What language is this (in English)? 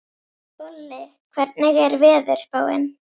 Icelandic